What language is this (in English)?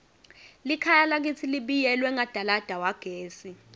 Swati